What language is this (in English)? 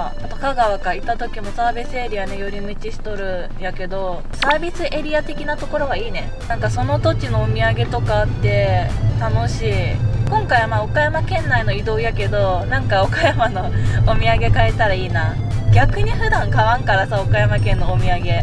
Japanese